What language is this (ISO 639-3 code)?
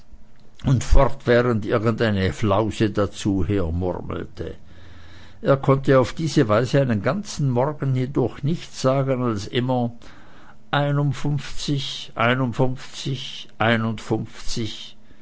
deu